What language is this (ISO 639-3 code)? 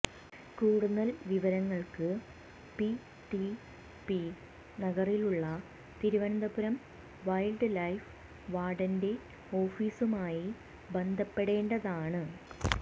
mal